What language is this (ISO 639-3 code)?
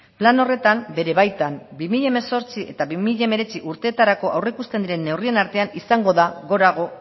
eus